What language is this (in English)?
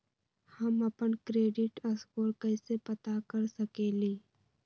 Magahi